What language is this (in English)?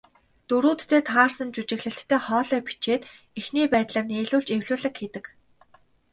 Mongolian